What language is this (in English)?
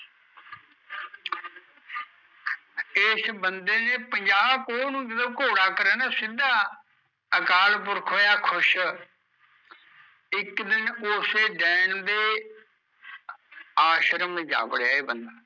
Punjabi